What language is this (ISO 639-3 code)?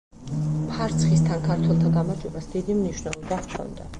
kat